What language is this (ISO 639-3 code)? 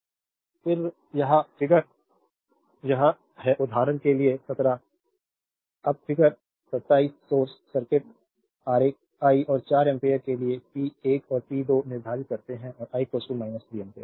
hin